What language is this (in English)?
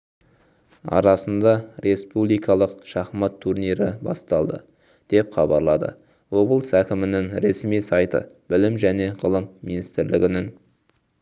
Kazakh